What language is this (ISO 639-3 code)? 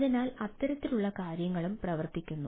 mal